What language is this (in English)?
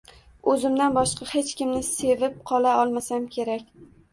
Uzbek